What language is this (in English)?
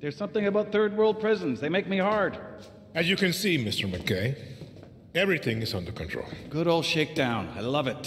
Polish